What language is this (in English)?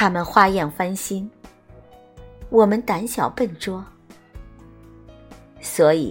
Chinese